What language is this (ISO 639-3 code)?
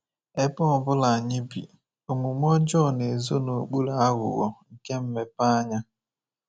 ibo